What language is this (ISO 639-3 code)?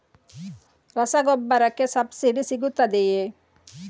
kan